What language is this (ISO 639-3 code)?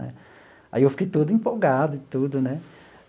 por